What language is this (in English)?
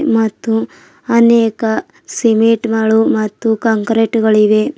Kannada